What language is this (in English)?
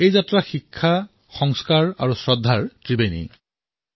Assamese